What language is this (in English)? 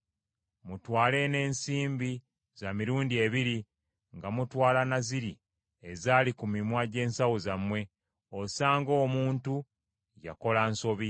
Ganda